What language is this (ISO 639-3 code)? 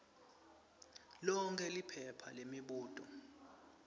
ssw